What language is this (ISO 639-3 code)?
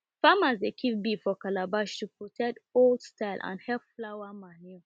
pcm